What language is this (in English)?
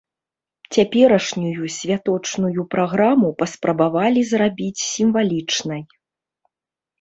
Belarusian